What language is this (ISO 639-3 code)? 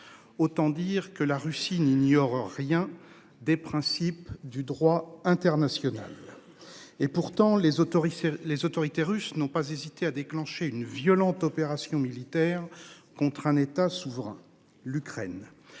fra